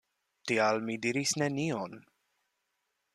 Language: Esperanto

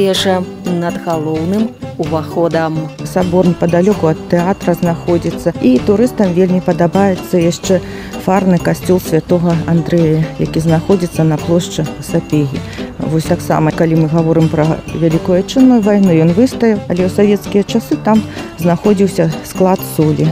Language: Russian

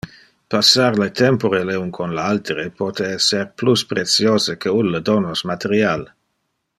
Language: Interlingua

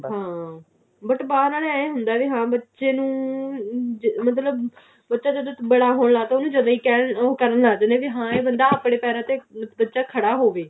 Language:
Punjabi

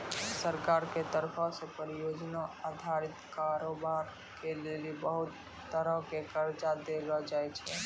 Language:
Maithili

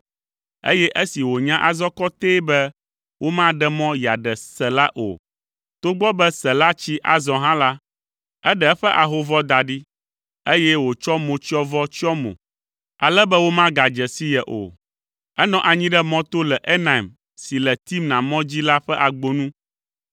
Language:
Ewe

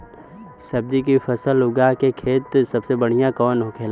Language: Bhojpuri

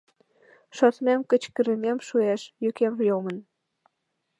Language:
Mari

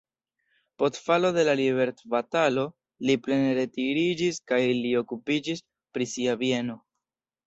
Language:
Esperanto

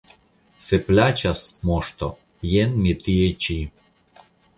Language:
Esperanto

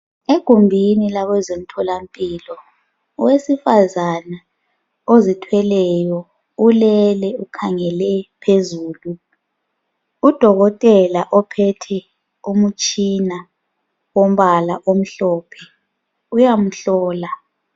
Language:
North Ndebele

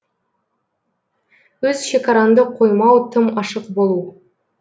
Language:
Kazakh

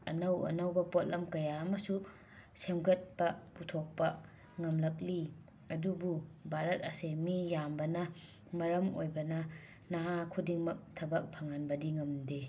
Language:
Manipuri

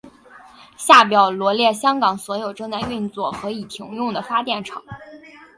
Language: Chinese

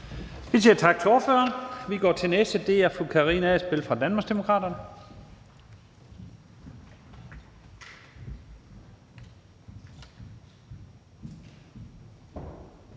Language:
Danish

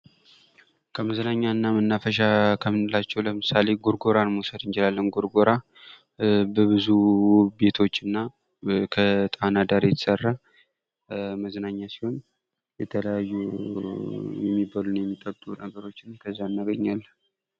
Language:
Amharic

